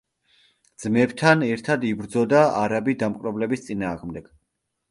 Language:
Georgian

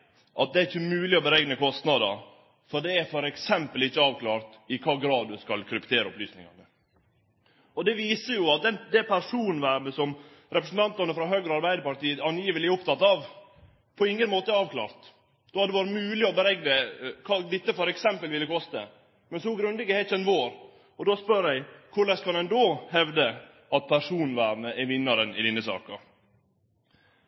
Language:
Norwegian Nynorsk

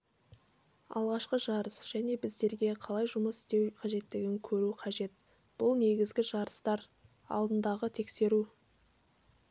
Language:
Kazakh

